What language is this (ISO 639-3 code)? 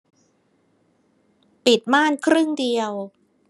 tha